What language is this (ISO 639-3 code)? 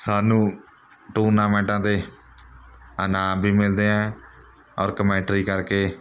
pan